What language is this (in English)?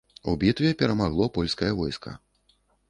Belarusian